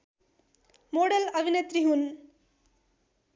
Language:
Nepali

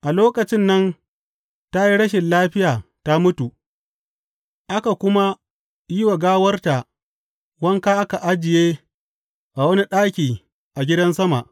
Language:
Hausa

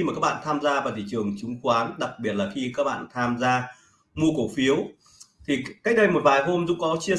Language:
Vietnamese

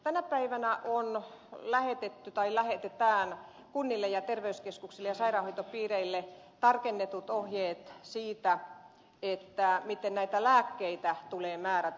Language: Finnish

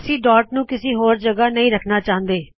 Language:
Punjabi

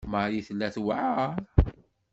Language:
Kabyle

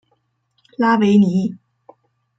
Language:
Chinese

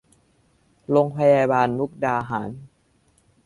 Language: Thai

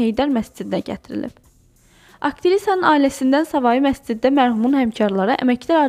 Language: Turkish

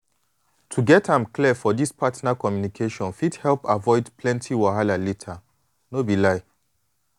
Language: Nigerian Pidgin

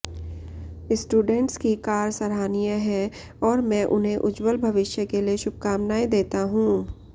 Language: Hindi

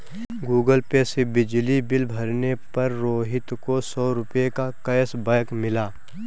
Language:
Hindi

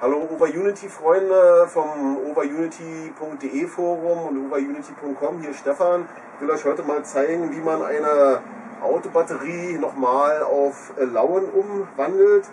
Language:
German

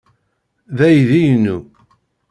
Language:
Kabyle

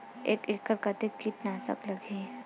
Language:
Chhattisgarhi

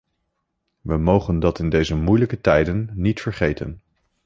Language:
Dutch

